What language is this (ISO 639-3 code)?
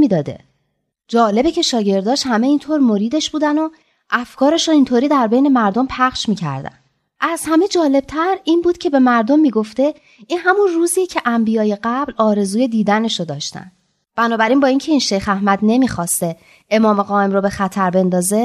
fas